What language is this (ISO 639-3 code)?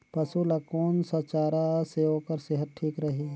hne